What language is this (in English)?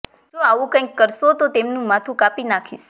Gujarati